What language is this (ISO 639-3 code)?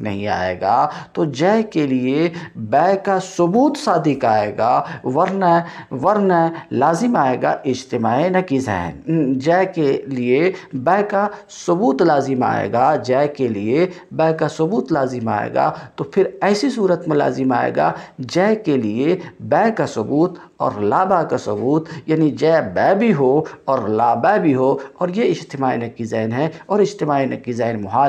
hin